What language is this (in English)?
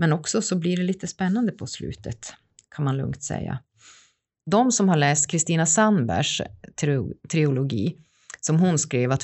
Swedish